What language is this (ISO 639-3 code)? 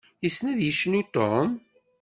kab